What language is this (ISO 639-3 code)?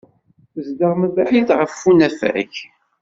kab